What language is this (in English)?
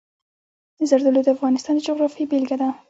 Pashto